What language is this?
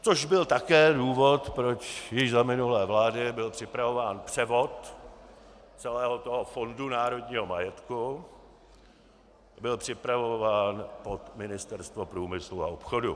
Czech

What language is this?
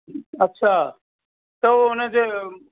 Sindhi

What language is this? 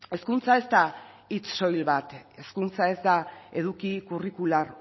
Basque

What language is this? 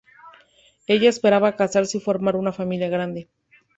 Spanish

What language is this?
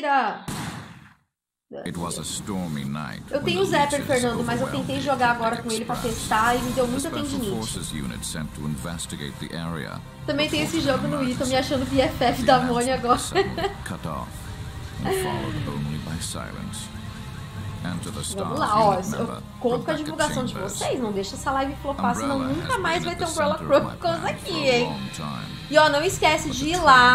Portuguese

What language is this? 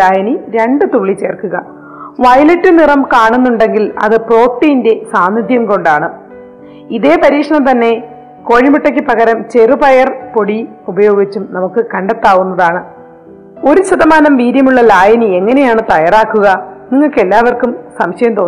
Malayalam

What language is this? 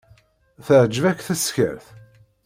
Kabyle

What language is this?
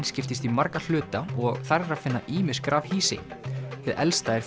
Icelandic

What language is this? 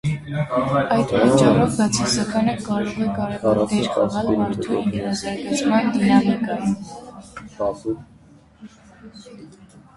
Armenian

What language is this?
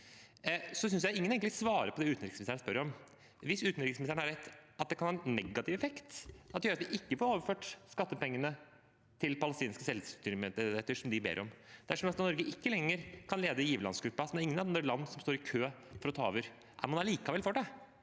Norwegian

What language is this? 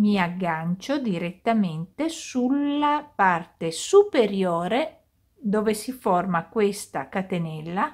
Italian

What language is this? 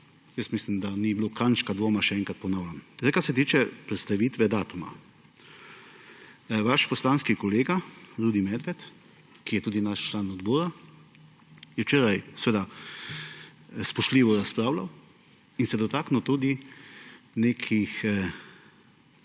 Slovenian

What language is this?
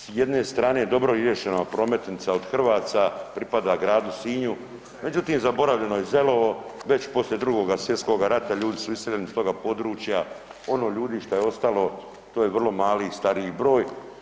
Croatian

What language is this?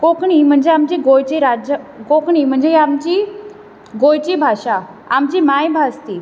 Konkani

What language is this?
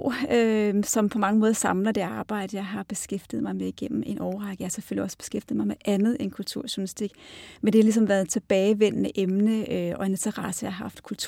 Danish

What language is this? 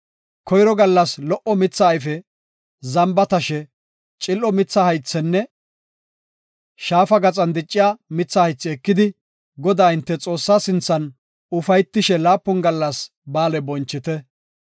Gofa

